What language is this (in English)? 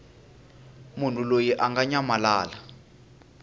Tsonga